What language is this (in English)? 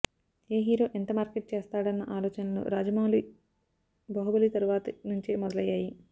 Telugu